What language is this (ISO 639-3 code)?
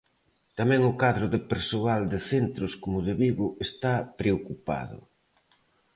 glg